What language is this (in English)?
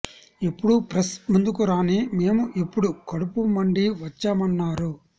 Telugu